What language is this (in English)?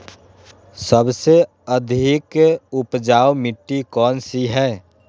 Magahi